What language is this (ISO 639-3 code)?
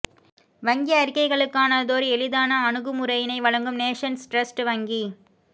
tam